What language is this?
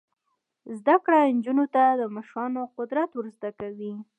Pashto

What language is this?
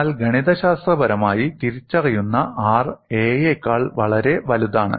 Malayalam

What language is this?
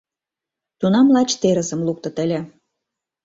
Mari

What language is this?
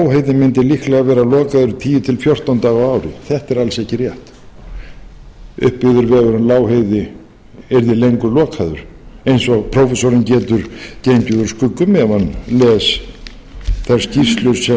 Icelandic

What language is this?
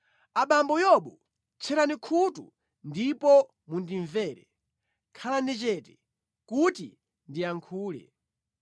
Nyanja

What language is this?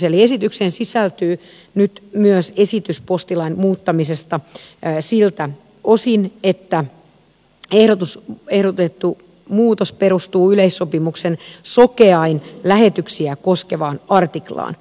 Finnish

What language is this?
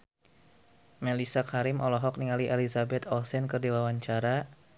Sundanese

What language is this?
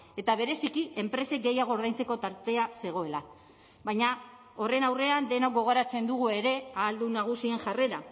Basque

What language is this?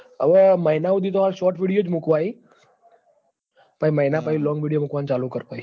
Gujarati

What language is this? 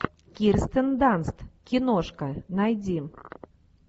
Russian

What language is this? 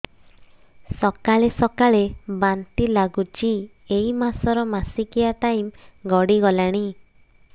Odia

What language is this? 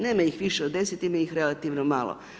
Croatian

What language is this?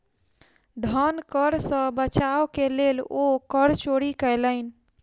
Maithili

